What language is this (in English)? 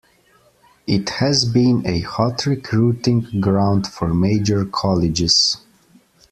English